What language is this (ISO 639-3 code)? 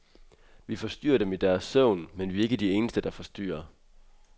dan